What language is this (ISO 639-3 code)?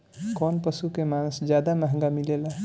bho